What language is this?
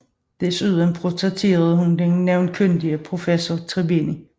Danish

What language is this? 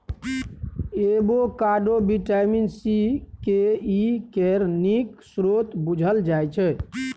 Maithili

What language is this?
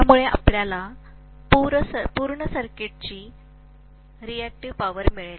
Marathi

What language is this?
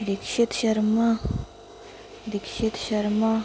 Dogri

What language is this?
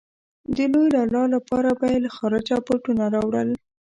Pashto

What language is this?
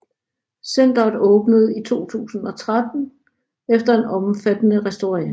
Danish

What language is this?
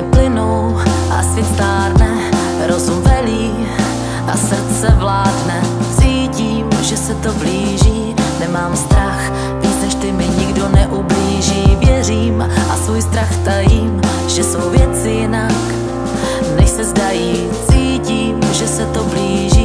Czech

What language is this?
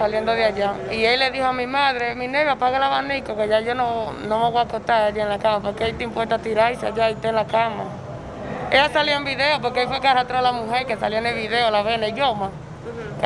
Spanish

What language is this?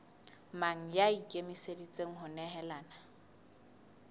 Southern Sotho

